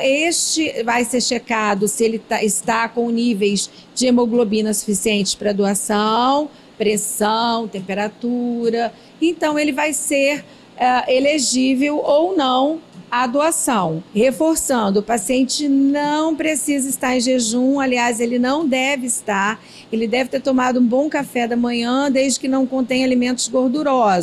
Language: Portuguese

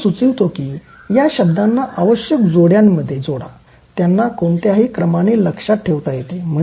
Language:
Marathi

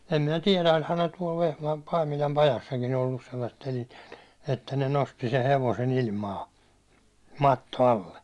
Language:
Finnish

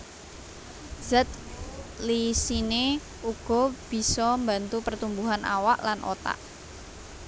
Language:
Javanese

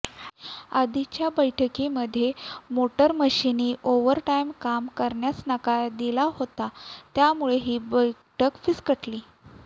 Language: Marathi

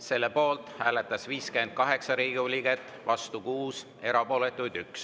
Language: Estonian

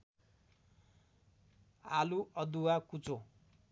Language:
Nepali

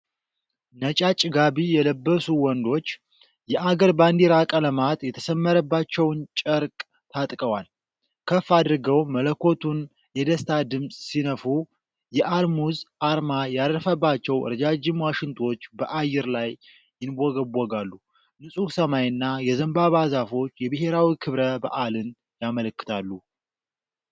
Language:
Amharic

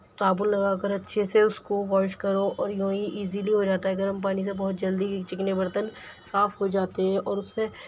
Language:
Urdu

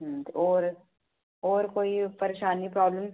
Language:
Dogri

